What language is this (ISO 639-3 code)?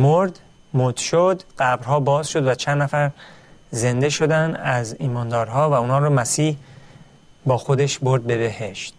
fas